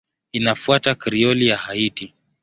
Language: Swahili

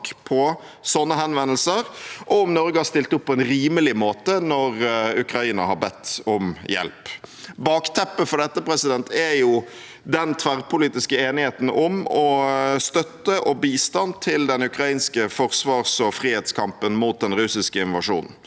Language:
Norwegian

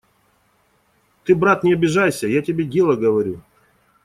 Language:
Russian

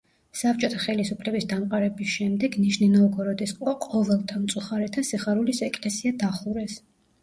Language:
Georgian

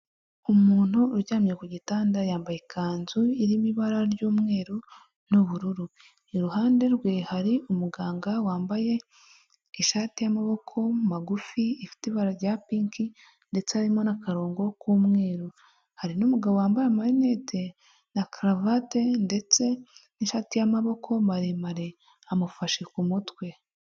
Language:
Kinyarwanda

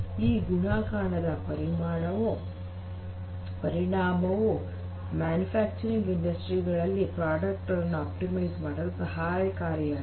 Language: Kannada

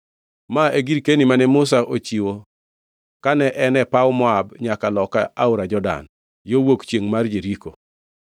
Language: Luo (Kenya and Tanzania)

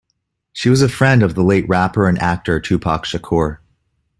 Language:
English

